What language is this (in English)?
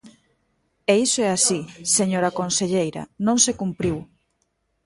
Galician